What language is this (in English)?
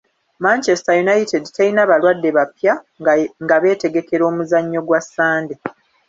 Ganda